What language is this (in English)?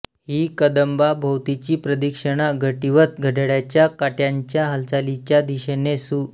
Marathi